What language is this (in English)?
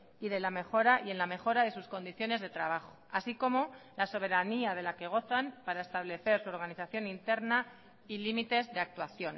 Spanish